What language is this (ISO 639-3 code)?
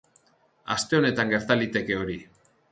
eus